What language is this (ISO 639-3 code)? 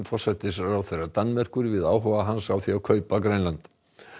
isl